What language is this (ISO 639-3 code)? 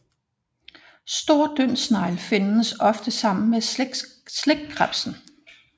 dan